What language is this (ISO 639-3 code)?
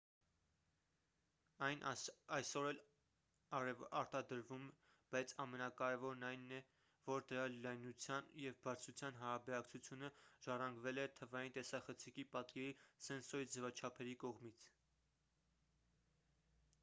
hye